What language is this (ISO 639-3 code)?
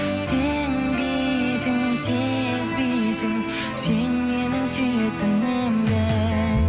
kaz